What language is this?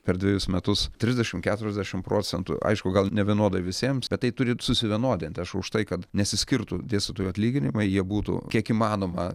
Lithuanian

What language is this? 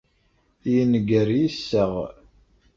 Kabyle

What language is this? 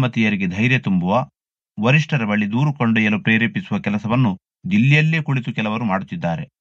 Kannada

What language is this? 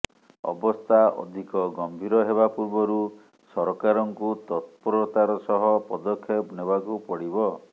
Odia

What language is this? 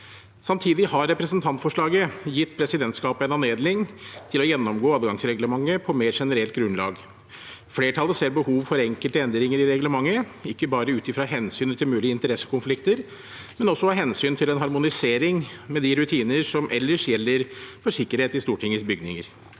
Norwegian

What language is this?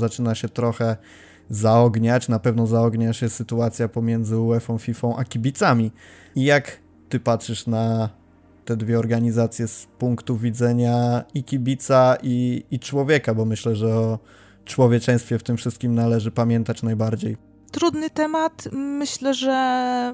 Polish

